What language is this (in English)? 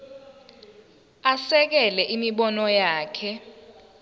Zulu